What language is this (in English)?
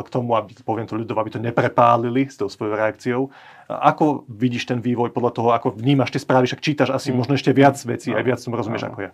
Slovak